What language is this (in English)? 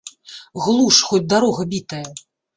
Belarusian